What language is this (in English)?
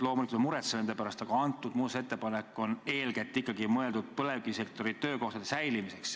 Estonian